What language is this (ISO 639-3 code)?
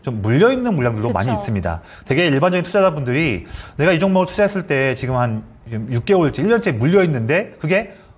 kor